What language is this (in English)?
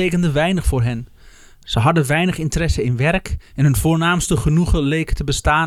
Dutch